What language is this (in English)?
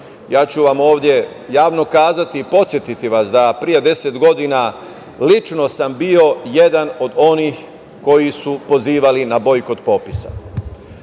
Serbian